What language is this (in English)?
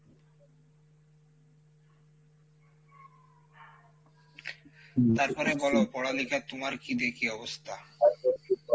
Bangla